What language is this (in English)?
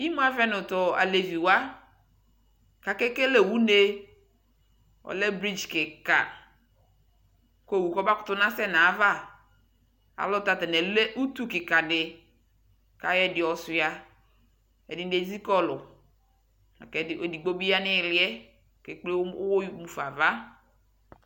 Ikposo